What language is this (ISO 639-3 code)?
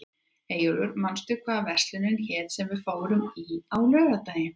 isl